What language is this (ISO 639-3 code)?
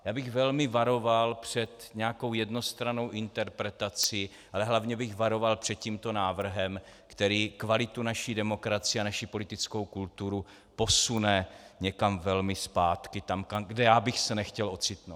ces